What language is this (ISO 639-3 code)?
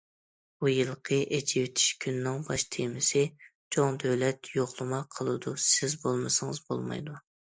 uig